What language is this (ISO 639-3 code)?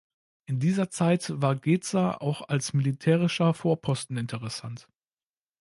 deu